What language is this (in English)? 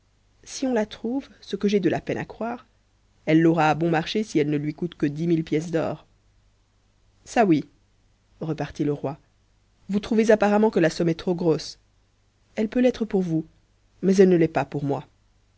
French